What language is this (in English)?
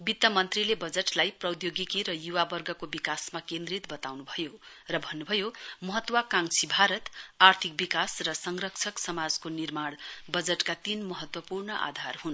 Nepali